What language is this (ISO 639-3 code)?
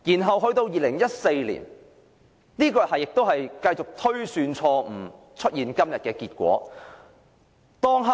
yue